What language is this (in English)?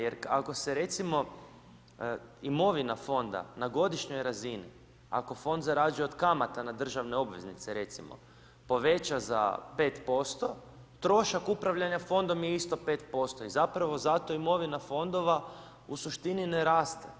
Croatian